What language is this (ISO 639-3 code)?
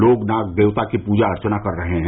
hin